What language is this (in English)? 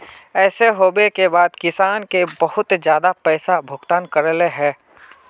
Magahi